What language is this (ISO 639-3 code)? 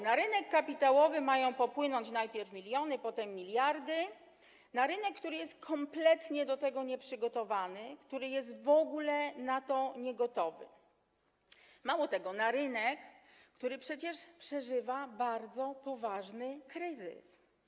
pol